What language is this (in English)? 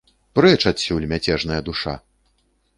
Belarusian